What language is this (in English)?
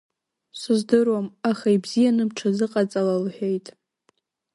Abkhazian